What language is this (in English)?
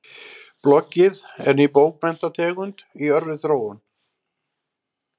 Icelandic